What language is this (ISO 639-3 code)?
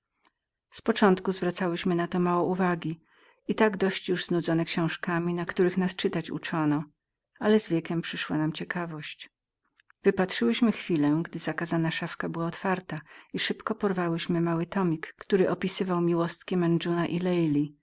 pol